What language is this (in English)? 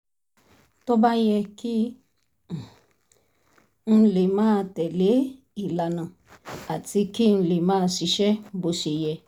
Yoruba